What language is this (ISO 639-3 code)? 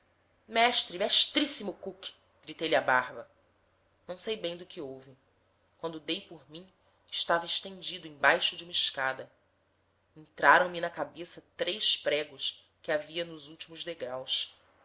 por